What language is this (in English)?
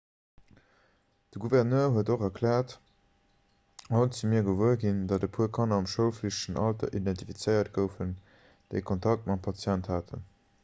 Luxembourgish